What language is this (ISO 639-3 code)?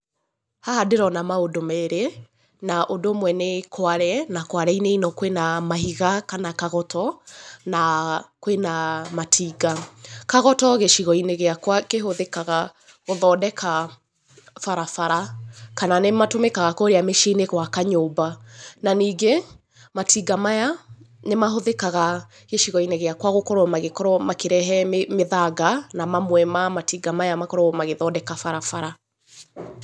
kik